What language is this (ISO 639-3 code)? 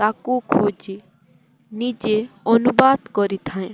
ori